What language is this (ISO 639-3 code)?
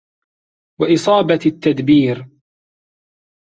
ara